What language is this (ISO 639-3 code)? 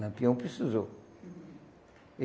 por